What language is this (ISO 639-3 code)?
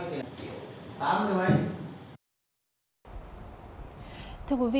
vie